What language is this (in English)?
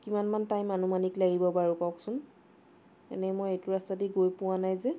Assamese